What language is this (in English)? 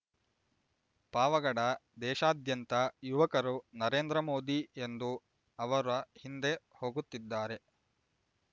Kannada